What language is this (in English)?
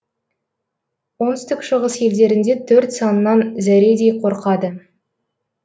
Kazakh